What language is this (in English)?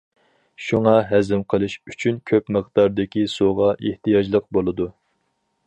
Uyghur